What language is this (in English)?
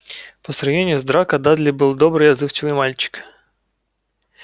Russian